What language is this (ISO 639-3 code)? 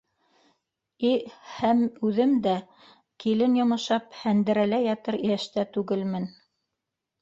bak